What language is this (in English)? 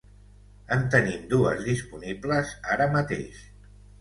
Catalan